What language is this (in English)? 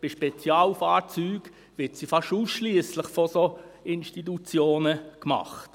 Swiss German